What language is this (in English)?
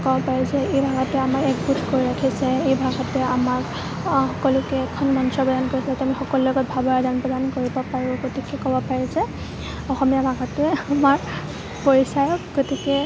Assamese